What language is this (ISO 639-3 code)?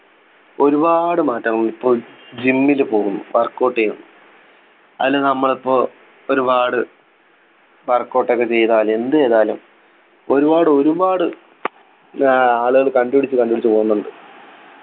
mal